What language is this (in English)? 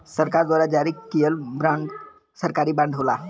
Bhojpuri